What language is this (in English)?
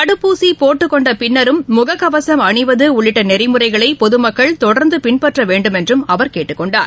Tamil